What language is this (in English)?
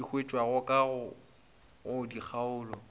Northern Sotho